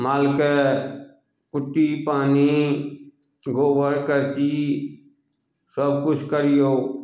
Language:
Maithili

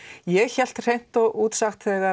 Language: Icelandic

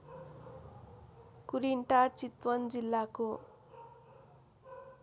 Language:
Nepali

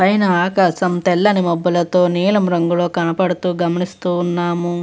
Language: Telugu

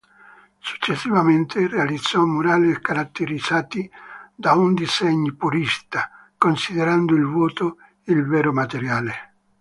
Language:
Italian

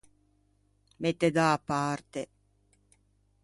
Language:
Ligurian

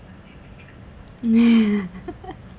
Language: English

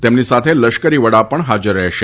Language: Gujarati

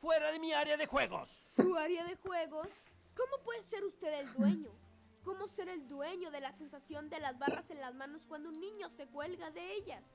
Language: Spanish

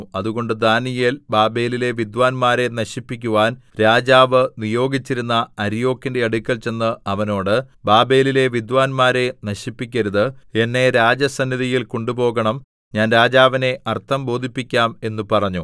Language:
Malayalam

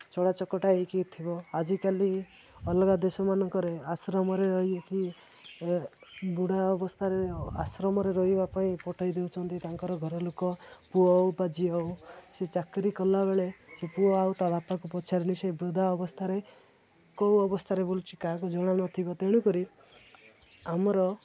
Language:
Odia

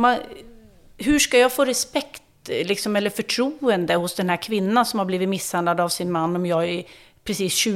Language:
Swedish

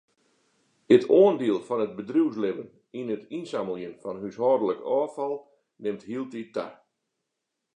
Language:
Western Frisian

